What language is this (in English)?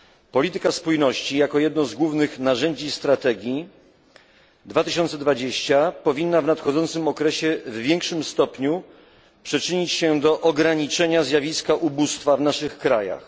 Polish